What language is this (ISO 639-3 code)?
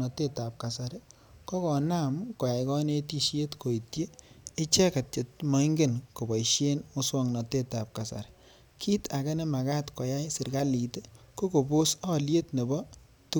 kln